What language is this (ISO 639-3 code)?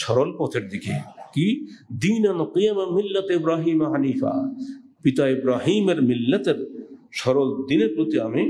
tur